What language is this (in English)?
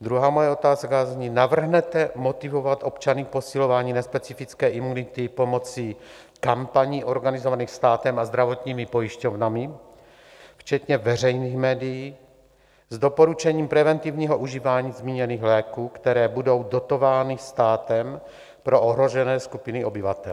Czech